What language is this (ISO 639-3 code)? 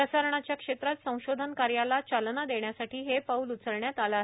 mar